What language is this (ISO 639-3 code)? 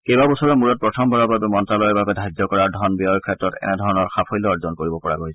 asm